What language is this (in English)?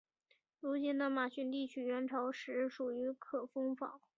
Chinese